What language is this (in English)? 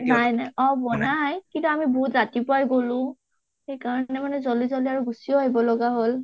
Assamese